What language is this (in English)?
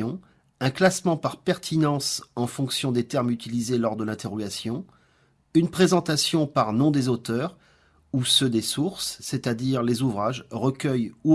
French